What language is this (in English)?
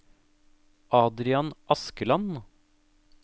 Norwegian